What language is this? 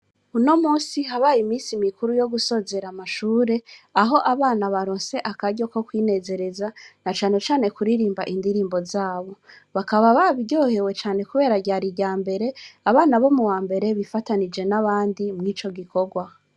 Rundi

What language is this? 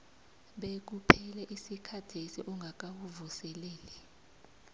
South Ndebele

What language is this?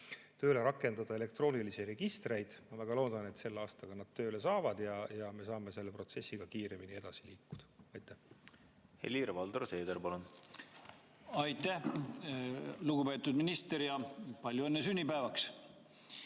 Estonian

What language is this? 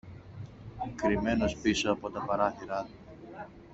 Greek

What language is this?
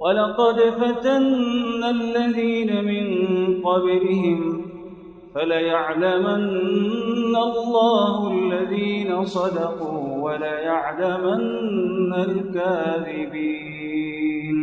Arabic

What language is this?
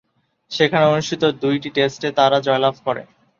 Bangla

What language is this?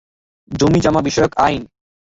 Bangla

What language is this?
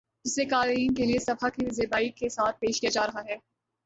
Urdu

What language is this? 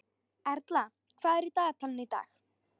Icelandic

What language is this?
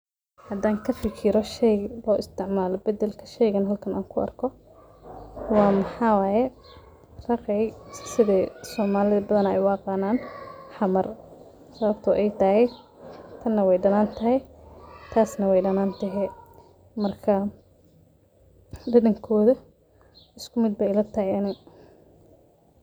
Somali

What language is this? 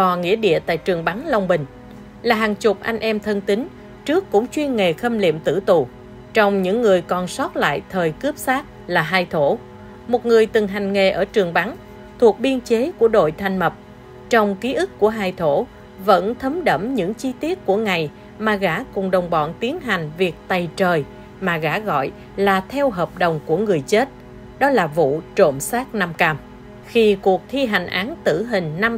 Vietnamese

